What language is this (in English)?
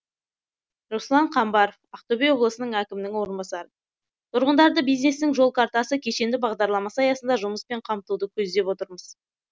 Kazakh